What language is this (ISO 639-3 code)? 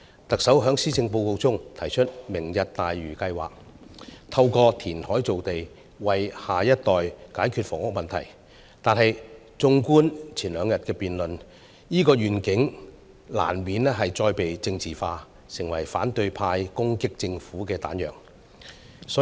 yue